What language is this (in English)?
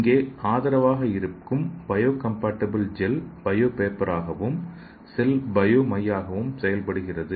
Tamil